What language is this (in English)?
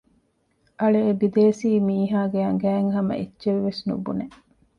Divehi